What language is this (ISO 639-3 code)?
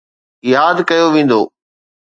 snd